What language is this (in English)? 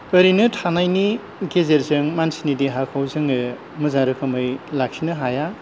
Bodo